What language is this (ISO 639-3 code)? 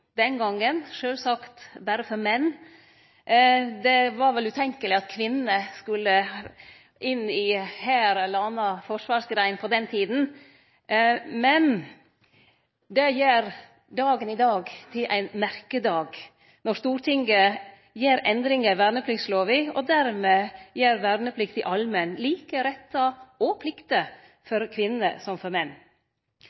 nno